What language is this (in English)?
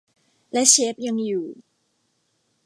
Thai